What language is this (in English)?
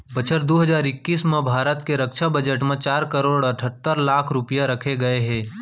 Chhattisgarhi